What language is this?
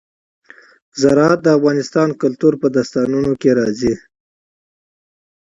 Pashto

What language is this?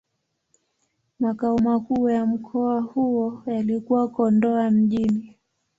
Swahili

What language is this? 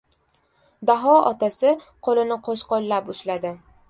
Uzbek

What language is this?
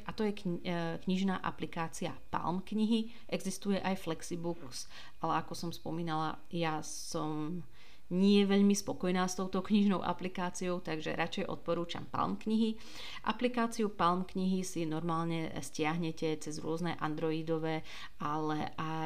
Slovak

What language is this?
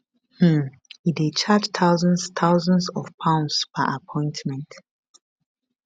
Nigerian Pidgin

